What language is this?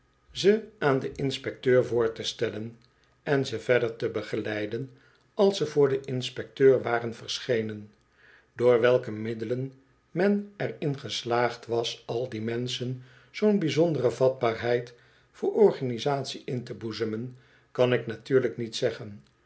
Dutch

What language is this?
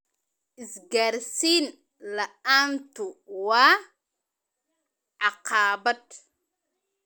Somali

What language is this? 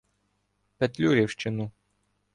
Ukrainian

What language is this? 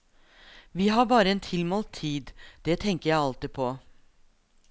Norwegian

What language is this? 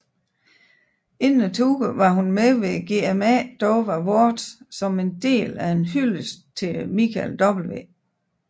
Danish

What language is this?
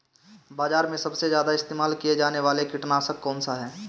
Hindi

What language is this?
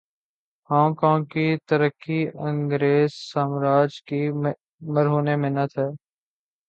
Urdu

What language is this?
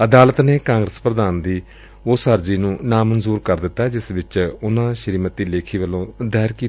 Punjabi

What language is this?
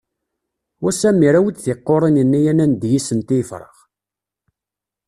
Kabyle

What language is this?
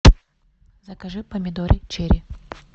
Russian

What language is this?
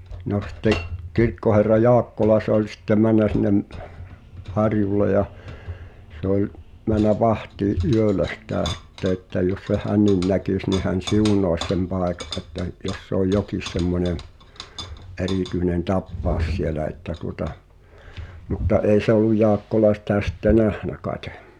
Finnish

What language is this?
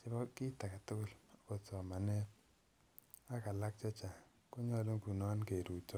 Kalenjin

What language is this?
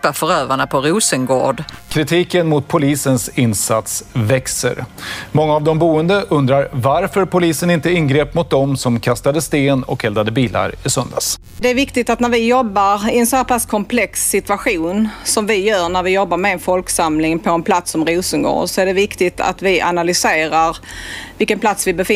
Swedish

